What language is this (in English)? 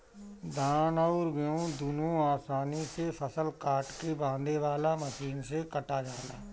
Bhojpuri